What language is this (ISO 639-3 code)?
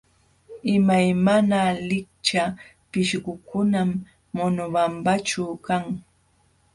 qxw